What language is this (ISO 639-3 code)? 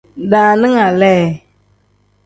kdh